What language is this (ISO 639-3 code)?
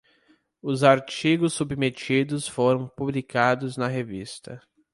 por